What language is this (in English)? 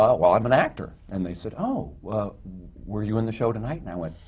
English